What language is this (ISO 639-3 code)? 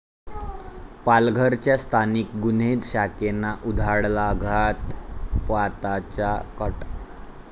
mar